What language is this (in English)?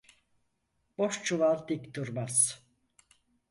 Turkish